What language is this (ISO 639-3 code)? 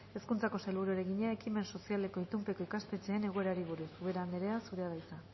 eus